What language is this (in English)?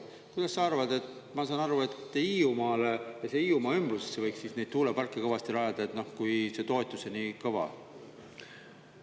Estonian